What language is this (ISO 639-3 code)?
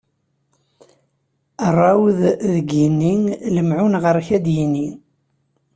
kab